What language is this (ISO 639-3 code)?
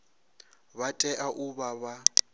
ven